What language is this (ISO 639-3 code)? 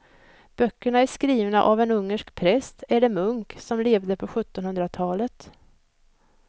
swe